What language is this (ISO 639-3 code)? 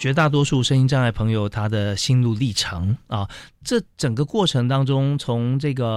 zho